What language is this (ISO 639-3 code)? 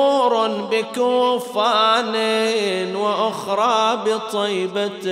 ara